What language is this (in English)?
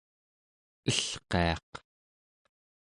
Central Yupik